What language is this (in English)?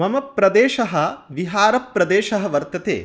Sanskrit